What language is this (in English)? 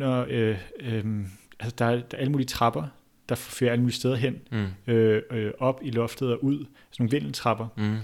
Danish